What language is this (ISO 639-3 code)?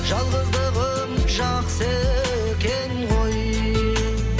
kaz